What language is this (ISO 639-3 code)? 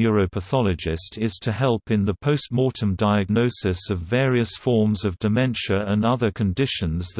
eng